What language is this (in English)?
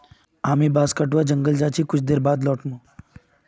Magahi